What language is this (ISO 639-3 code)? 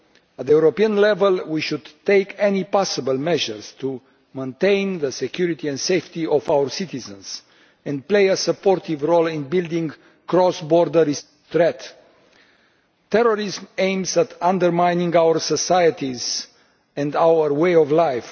eng